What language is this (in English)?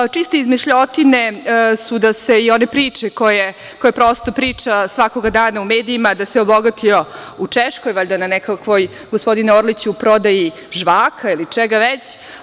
Serbian